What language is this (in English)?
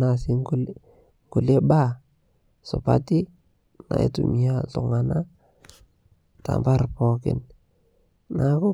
Masai